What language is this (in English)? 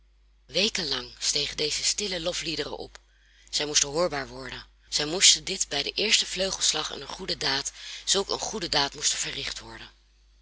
Dutch